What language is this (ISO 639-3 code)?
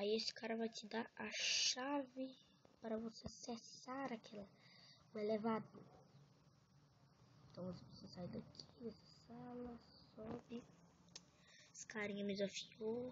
por